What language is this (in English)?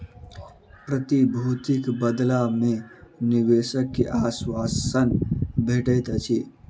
Maithili